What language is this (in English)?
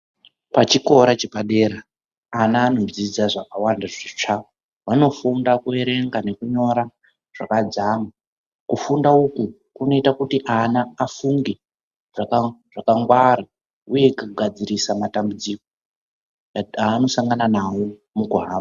Ndau